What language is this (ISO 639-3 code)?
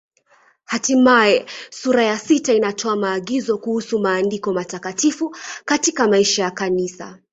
swa